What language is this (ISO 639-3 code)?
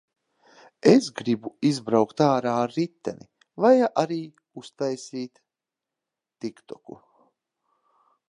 lav